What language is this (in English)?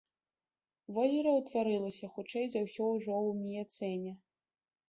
Belarusian